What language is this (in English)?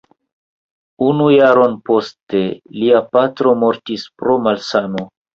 Esperanto